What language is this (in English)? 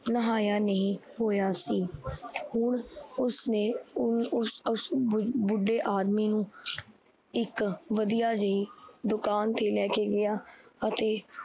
Punjabi